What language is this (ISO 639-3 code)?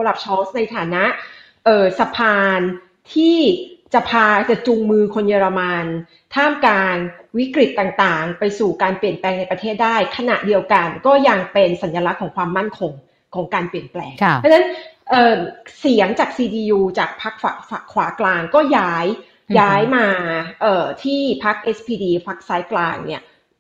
tha